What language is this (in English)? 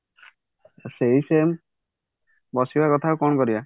Odia